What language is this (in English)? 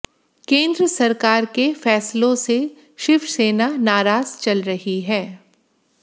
Hindi